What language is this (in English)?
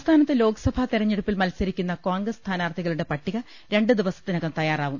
Malayalam